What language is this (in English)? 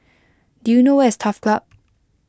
English